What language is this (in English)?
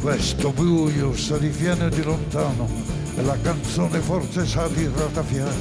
Italian